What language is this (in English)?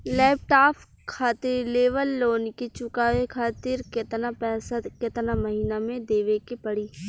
Bhojpuri